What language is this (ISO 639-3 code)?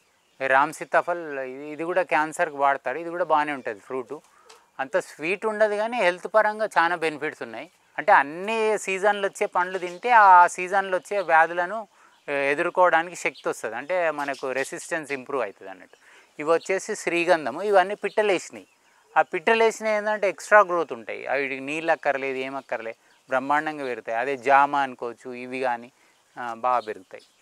tel